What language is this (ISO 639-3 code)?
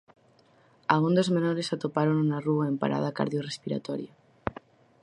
glg